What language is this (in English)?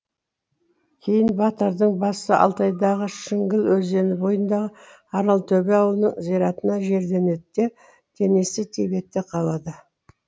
Kazakh